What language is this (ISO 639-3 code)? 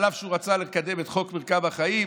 heb